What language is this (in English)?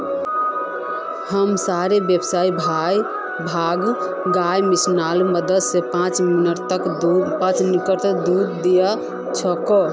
Magahi